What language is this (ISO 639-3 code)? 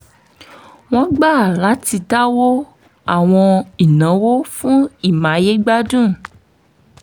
yor